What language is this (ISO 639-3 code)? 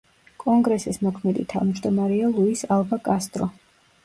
kat